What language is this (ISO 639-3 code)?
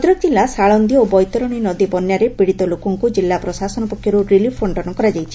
ori